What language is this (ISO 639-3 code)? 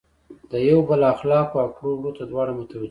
pus